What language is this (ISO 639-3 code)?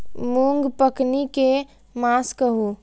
mai